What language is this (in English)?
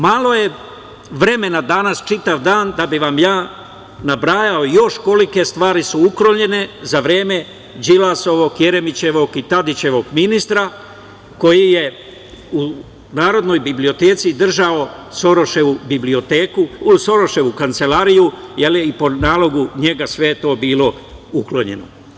Serbian